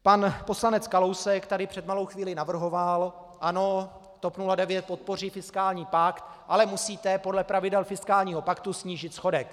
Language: Czech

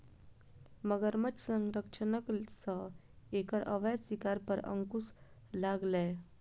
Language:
Maithili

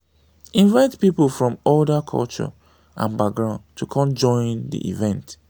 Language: Nigerian Pidgin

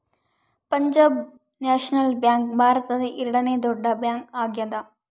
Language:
Kannada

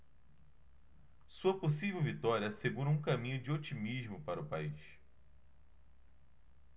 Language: Portuguese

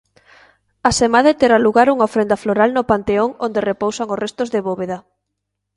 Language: Galician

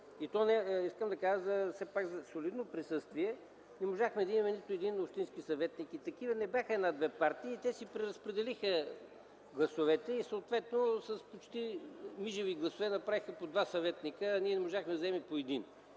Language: Bulgarian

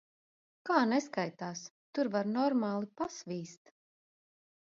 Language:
Latvian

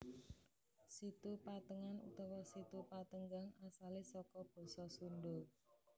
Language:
Javanese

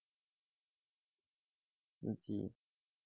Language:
Bangla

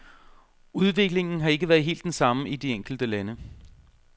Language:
Danish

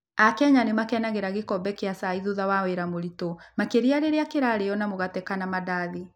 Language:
Kikuyu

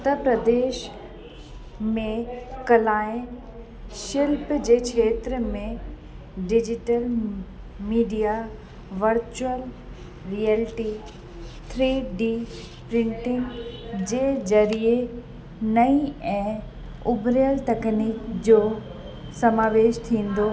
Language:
Sindhi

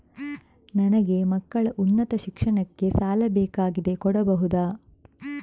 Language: Kannada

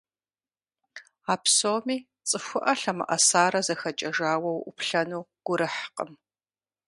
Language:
Kabardian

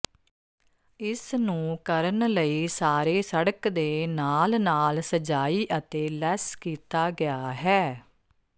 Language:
Punjabi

